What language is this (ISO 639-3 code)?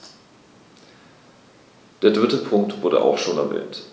deu